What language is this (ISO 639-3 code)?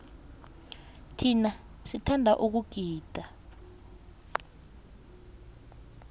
nbl